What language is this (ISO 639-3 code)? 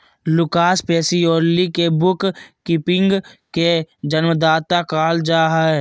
mag